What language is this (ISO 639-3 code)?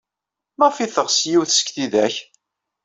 kab